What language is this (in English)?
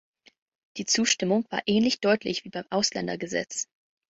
German